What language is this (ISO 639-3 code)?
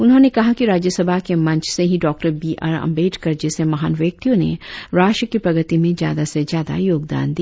hin